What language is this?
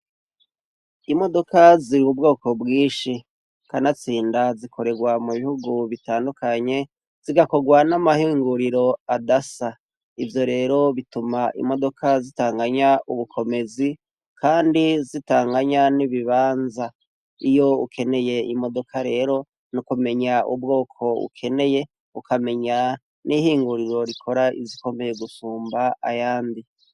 Rundi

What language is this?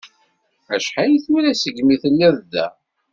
Kabyle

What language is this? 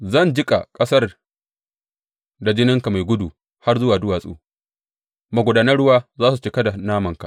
Hausa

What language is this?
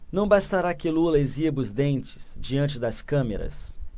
Portuguese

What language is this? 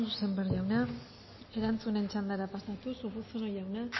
Basque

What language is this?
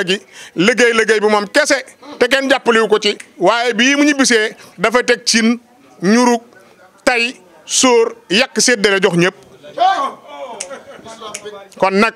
French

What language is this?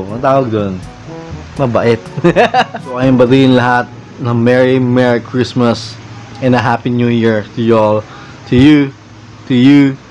Filipino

